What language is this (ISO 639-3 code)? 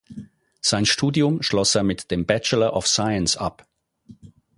deu